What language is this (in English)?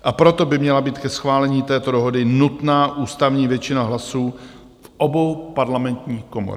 Czech